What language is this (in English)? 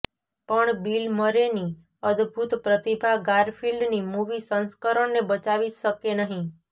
Gujarati